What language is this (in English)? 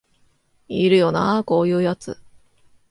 Japanese